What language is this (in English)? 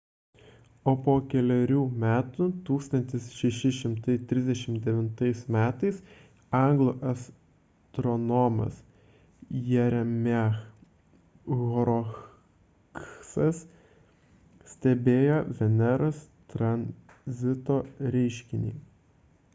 Lithuanian